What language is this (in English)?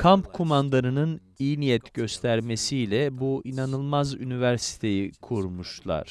Turkish